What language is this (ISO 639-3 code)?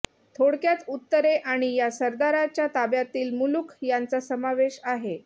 mar